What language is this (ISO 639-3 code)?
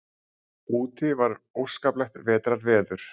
isl